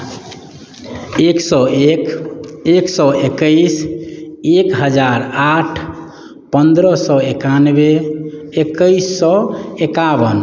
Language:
Maithili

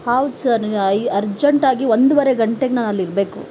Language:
Kannada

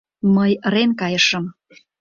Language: Mari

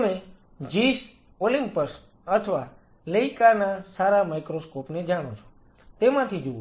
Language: Gujarati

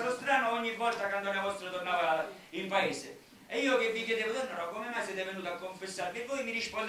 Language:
Italian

